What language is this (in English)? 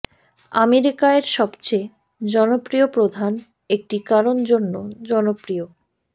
Bangla